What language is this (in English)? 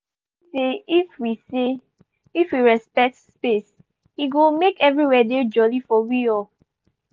Nigerian Pidgin